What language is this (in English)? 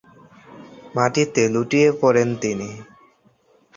Bangla